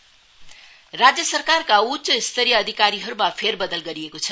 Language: Nepali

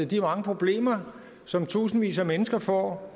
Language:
Danish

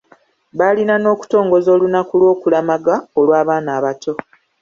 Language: Ganda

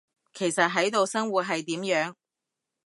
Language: Cantonese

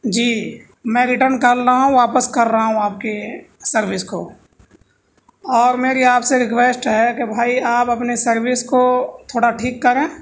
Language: Urdu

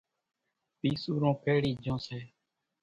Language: Kachi Koli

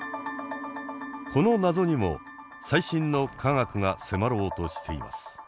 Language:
Japanese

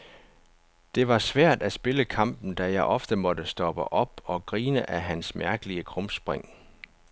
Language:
Danish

